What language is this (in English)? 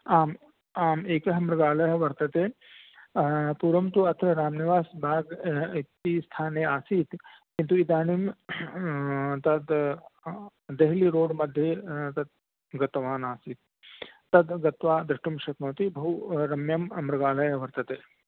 Sanskrit